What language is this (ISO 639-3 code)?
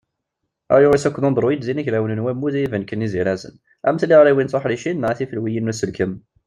kab